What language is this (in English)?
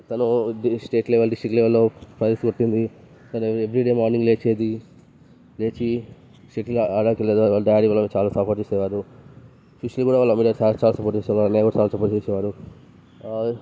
Telugu